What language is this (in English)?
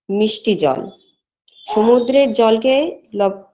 Bangla